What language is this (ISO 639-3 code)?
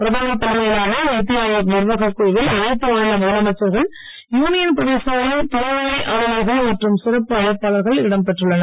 tam